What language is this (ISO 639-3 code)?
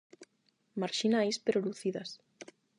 glg